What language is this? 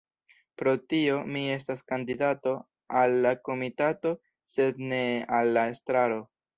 Esperanto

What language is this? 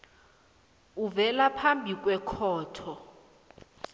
South Ndebele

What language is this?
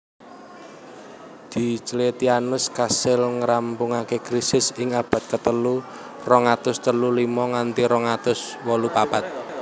Javanese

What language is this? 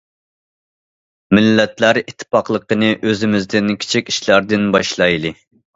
Uyghur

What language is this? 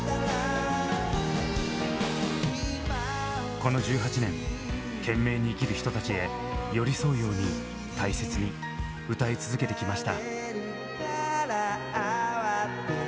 Japanese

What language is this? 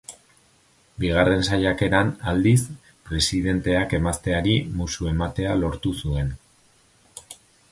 Basque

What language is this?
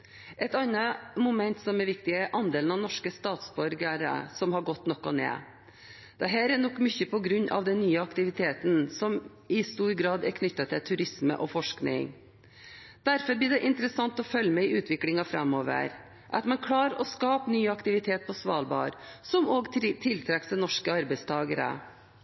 Norwegian Bokmål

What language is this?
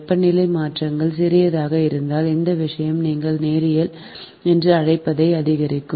Tamil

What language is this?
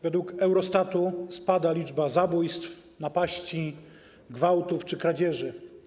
Polish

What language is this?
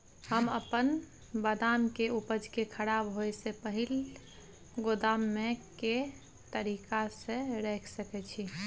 Maithili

